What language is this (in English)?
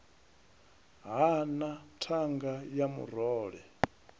Venda